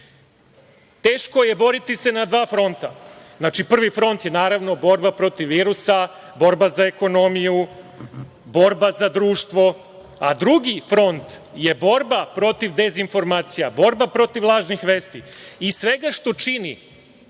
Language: Serbian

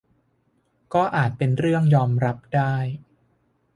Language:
Thai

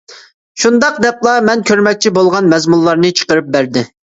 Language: Uyghur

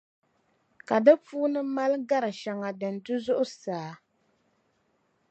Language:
Dagbani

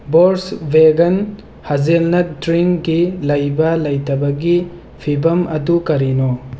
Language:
Manipuri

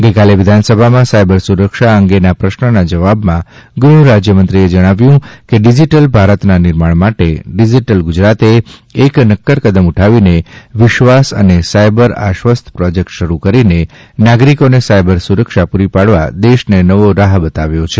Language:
Gujarati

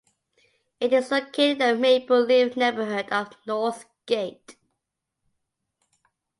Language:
English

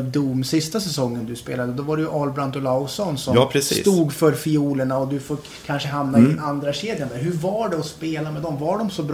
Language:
Swedish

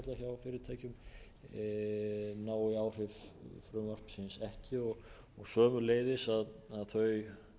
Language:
Icelandic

